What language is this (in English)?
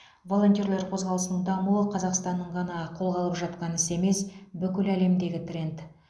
Kazakh